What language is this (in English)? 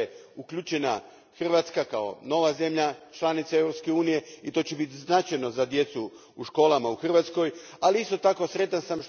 Croatian